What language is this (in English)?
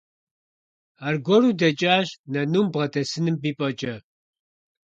Kabardian